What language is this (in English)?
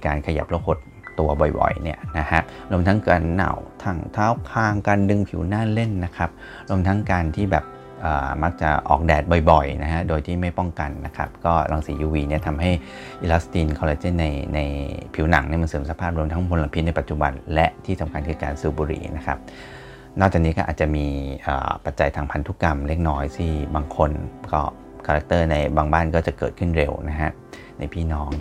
Thai